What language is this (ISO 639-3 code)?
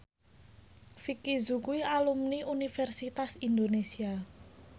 jav